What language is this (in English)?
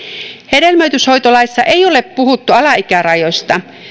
Finnish